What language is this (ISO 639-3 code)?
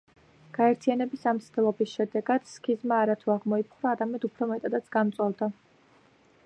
kat